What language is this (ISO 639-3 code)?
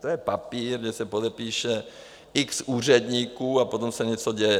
ces